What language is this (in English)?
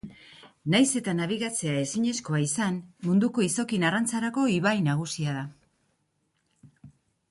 Basque